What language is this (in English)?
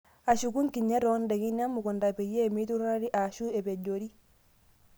Masai